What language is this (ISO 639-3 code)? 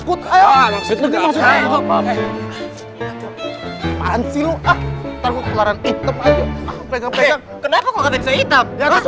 ind